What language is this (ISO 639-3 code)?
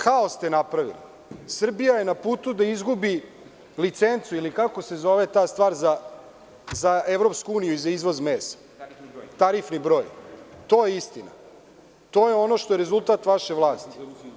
srp